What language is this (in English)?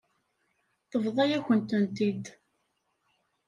Kabyle